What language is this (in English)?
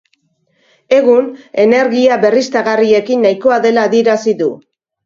Basque